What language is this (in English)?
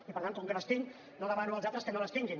Catalan